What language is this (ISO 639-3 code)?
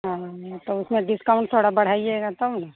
hin